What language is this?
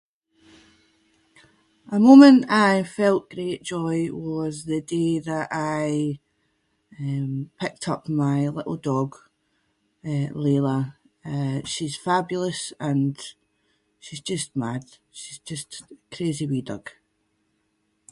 Scots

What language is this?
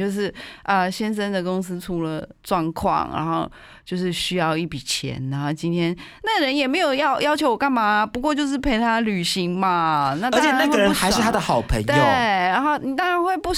Chinese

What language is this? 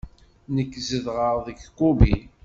Kabyle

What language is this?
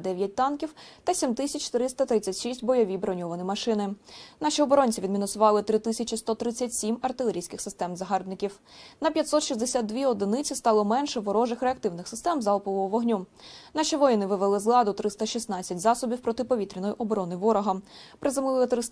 Ukrainian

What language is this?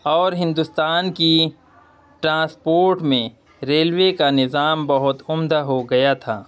Urdu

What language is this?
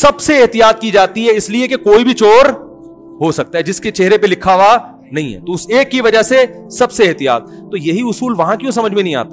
Urdu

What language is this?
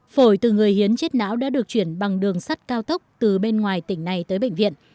Vietnamese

